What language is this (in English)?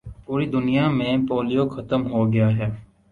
Urdu